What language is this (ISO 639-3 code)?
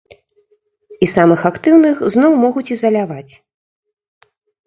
bel